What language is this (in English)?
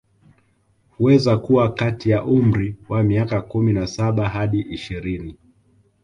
Swahili